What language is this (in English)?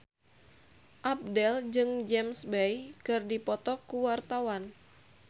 Sundanese